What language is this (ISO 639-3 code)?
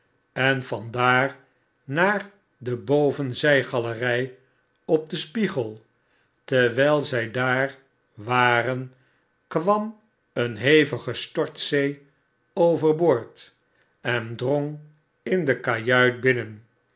nld